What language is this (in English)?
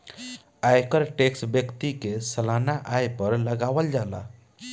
Bhojpuri